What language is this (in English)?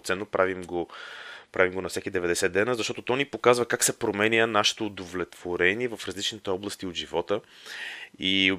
Bulgarian